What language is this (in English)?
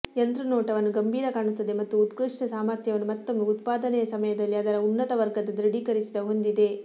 Kannada